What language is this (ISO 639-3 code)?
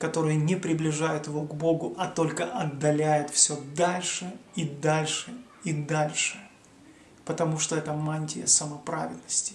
rus